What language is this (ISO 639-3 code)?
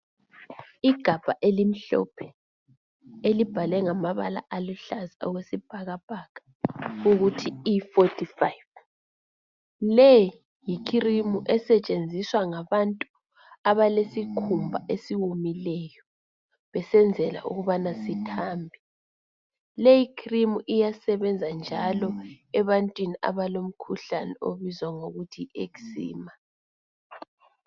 nde